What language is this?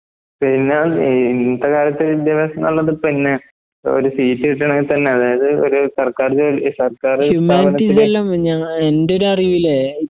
Malayalam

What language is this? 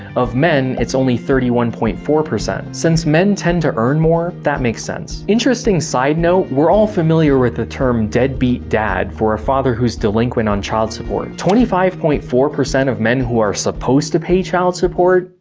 English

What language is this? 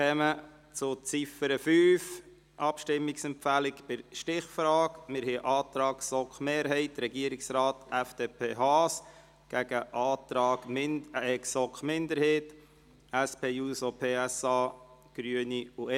Swiss German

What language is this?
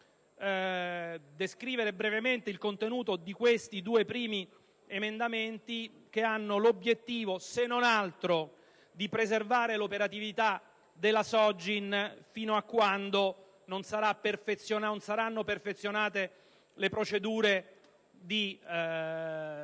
Italian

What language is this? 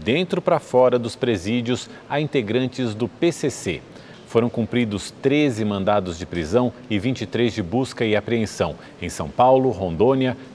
Portuguese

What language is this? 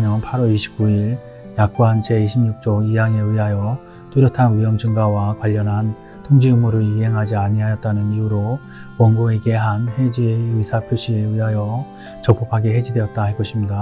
Korean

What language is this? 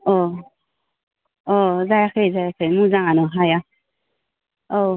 Bodo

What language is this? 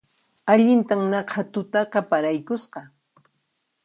Puno Quechua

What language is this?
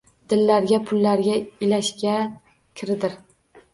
Uzbek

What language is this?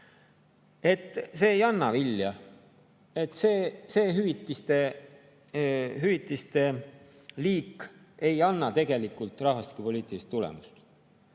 Estonian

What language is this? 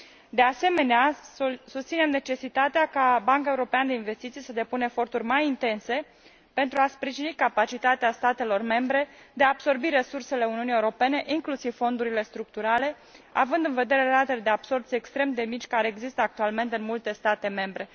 Romanian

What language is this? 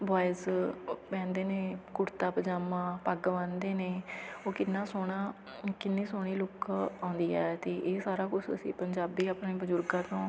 Punjabi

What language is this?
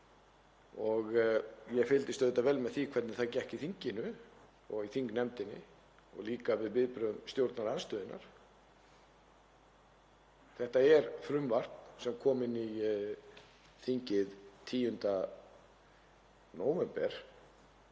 Icelandic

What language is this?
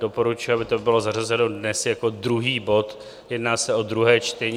Czech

